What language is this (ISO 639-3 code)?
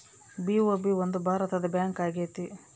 kan